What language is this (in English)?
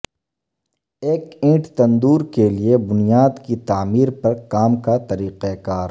Urdu